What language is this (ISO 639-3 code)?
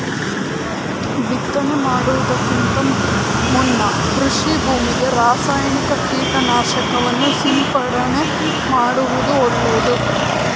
kan